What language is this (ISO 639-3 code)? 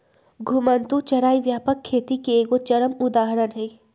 mag